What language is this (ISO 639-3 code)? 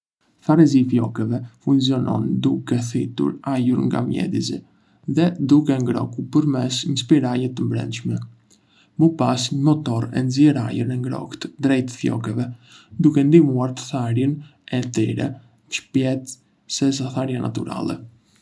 aae